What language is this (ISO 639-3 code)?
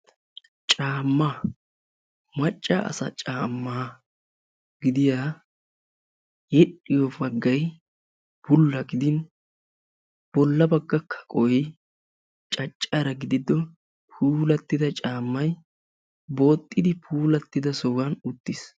wal